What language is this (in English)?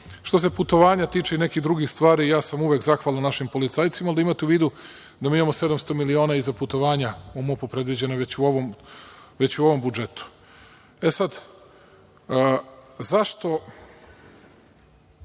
Serbian